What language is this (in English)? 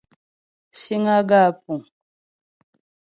Ghomala